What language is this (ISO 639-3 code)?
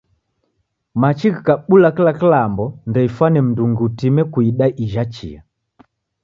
dav